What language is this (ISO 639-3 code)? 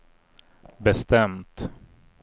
swe